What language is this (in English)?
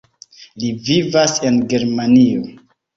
Esperanto